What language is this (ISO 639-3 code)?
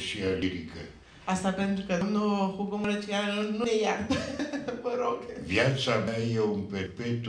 ron